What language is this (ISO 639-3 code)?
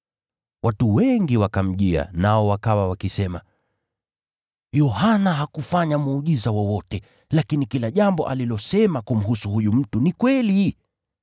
swa